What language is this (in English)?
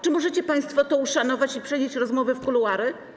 Polish